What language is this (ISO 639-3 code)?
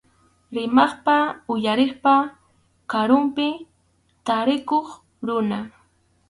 qxu